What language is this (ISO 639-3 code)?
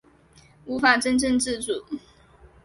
zho